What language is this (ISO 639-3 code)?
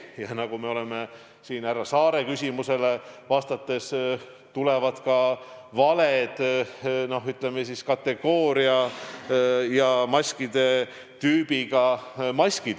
est